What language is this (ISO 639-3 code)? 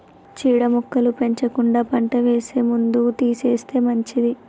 tel